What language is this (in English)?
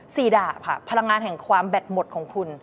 Thai